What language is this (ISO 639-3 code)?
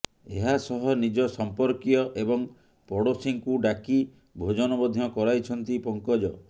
ori